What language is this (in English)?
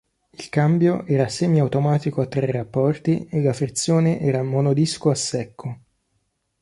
Italian